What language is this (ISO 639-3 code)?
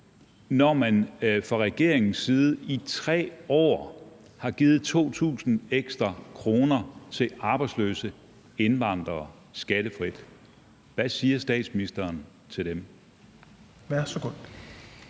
dan